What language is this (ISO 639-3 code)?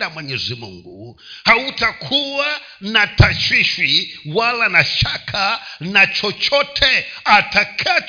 swa